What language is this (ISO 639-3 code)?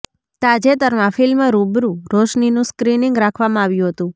guj